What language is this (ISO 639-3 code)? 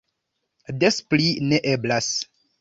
epo